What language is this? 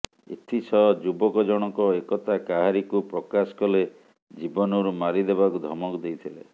Odia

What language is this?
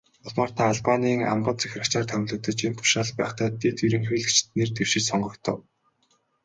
Mongolian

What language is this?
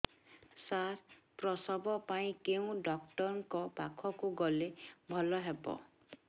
Odia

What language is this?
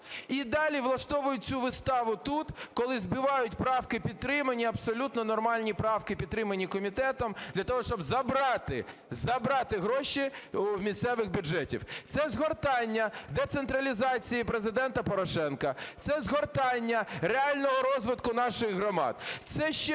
Ukrainian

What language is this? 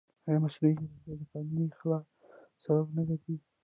Pashto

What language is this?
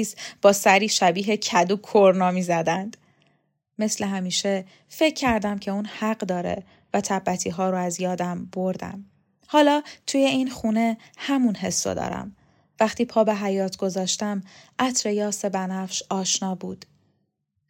Persian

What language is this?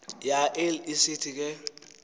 Xhosa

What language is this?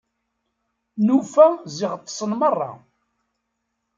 Kabyle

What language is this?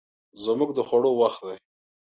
Pashto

